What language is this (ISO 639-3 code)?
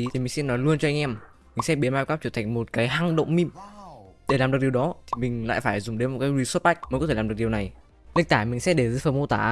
vie